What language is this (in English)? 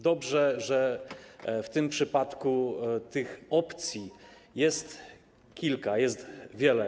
Polish